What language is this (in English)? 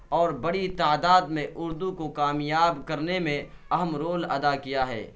Urdu